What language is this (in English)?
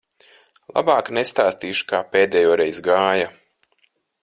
Latvian